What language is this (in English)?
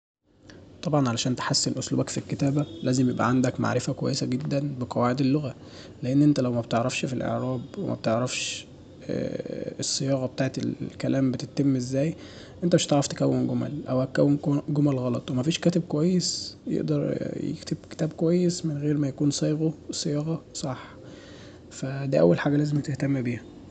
Egyptian Arabic